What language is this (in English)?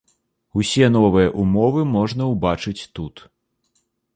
Belarusian